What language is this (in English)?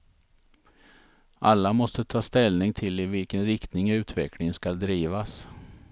Swedish